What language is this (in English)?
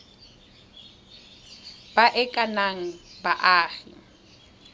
Tswana